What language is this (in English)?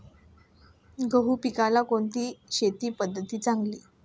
Marathi